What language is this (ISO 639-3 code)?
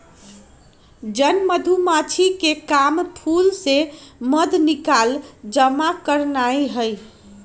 mag